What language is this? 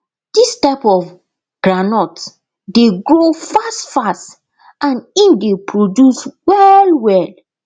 Nigerian Pidgin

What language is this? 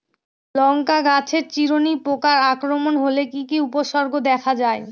Bangla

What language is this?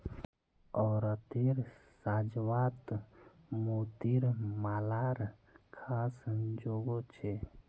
Magahi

